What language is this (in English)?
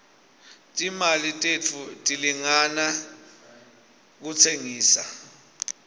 Swati